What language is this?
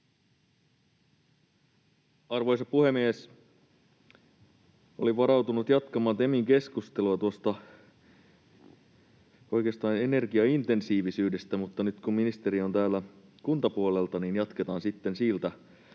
Finnish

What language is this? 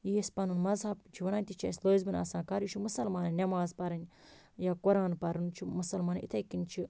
Kashmiri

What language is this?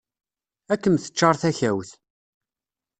Kabyle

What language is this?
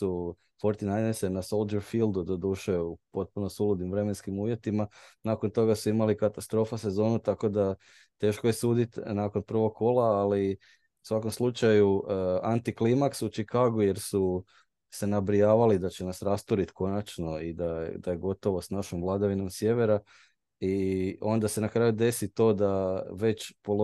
Croatian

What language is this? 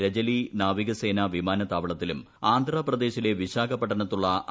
Malayalam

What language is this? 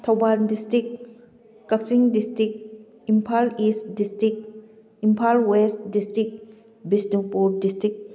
Manipuri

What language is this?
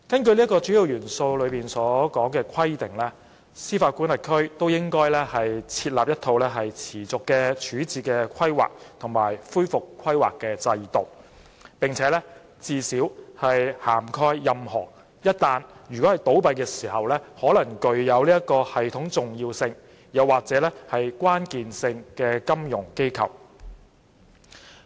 Cantonese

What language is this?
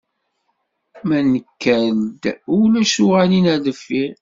Kabyle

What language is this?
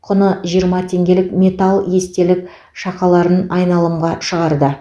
Kazakh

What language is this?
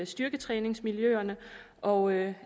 Danish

